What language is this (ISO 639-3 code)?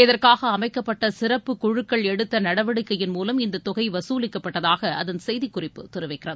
tam